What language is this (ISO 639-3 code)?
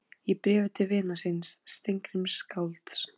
isl